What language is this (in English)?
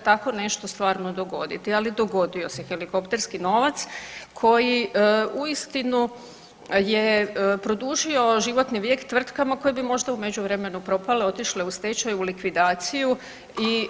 Croatian